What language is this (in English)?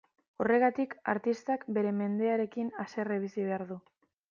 Basque